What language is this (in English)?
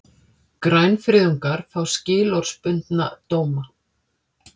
Icelandic